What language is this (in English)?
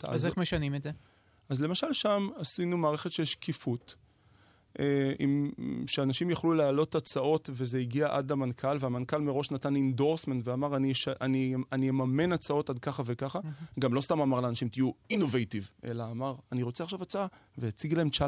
Hebrew